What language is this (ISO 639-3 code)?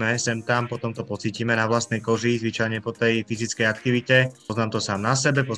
slk